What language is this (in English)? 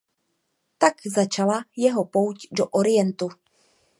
Czech